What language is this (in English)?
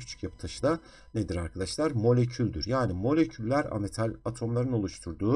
Turkish